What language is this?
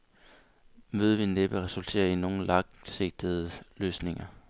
Danish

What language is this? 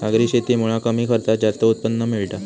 Marathi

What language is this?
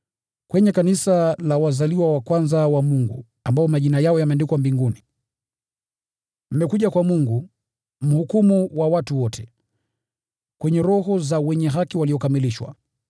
Swahili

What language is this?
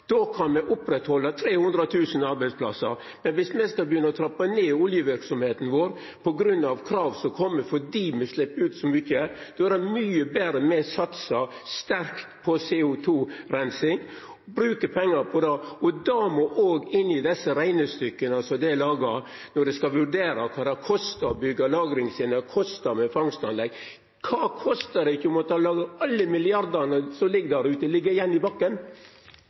Norwegian Nynorsk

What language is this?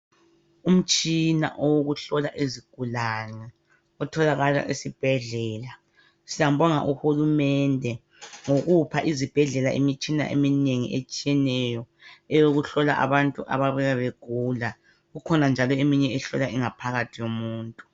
North Ndebele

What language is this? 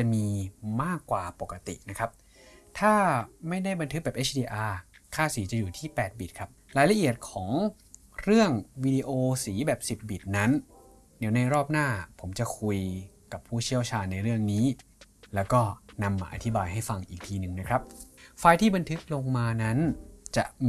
Thai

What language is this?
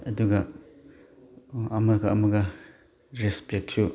Manipuri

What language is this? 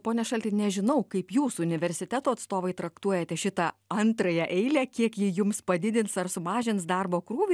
Lithuanian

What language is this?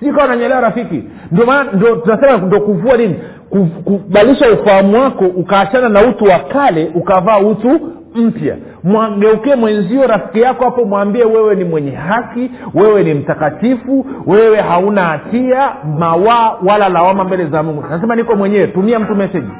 Swahili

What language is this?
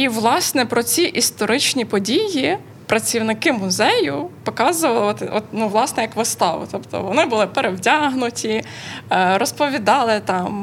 Ukrainian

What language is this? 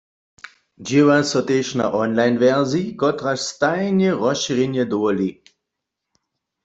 Upper Sorbian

